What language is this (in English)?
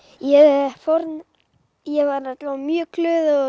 Icelandic